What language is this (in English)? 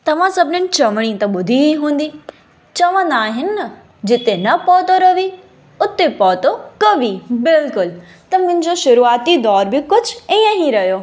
Sindhi